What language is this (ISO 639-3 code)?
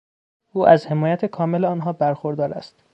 fas